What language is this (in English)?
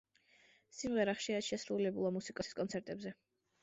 Georgian